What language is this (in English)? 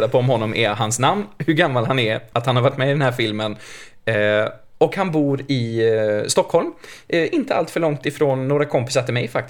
Swedish